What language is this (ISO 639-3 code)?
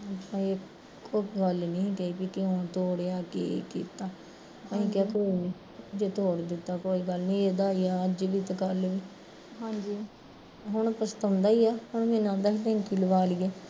pan